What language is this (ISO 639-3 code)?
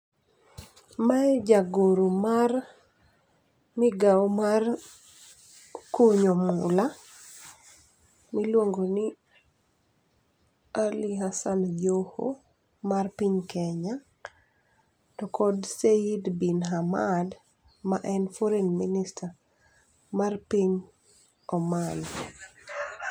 luo